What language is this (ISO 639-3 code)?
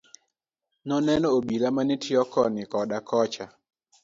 luo